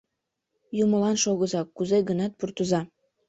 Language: Mari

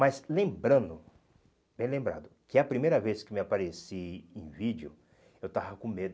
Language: Portuguese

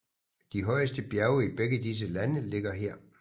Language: Danish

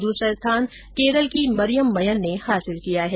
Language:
Hindi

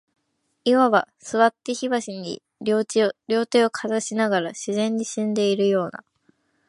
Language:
Japanese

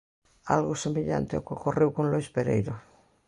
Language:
Galician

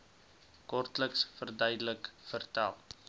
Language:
Afrikaans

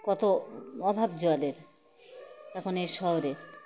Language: Bangla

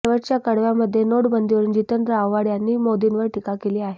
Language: Marathi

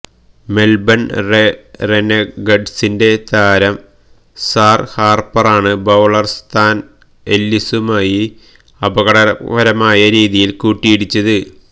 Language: Malayalam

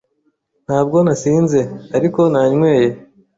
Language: Kinyarwanda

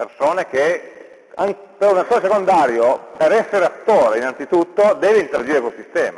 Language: Italian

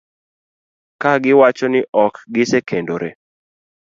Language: Luo (Kenya and Tanzania)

